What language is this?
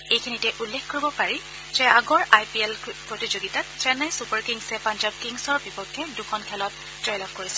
Assamese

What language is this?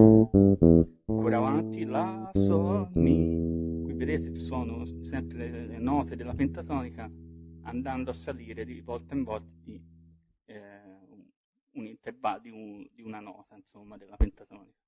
Italian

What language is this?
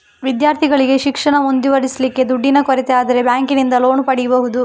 Kannada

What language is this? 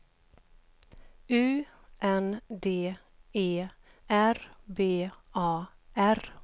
Swedish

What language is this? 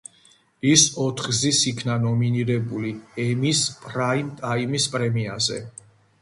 Georgian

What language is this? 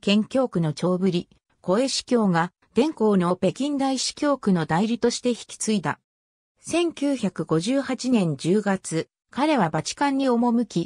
Japanese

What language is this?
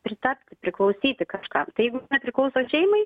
Lithuanian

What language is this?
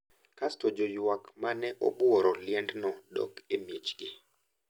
Luo (Kenya and Tanzania)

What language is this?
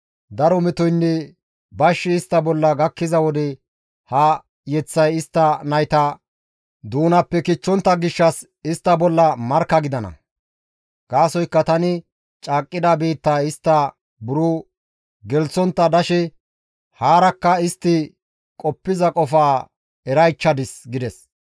Gamo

